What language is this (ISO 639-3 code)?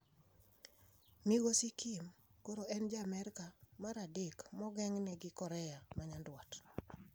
luo